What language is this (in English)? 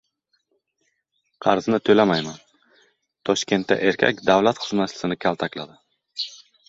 Uzbek